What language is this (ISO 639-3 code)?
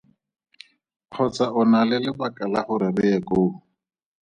tsn